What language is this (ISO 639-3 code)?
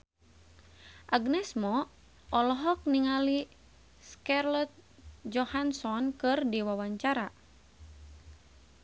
sun